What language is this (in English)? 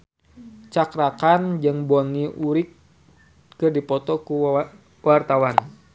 Sundanese